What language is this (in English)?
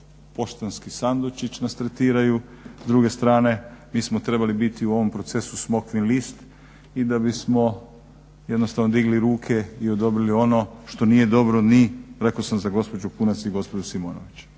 Croatian